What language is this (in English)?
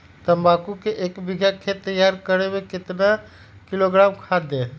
Magahi